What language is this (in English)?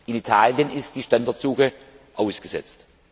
German